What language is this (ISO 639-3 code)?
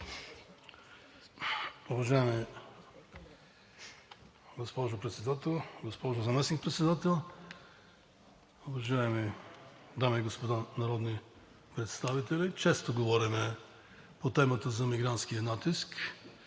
bul